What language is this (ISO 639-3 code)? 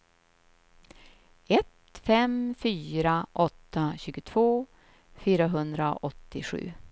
swe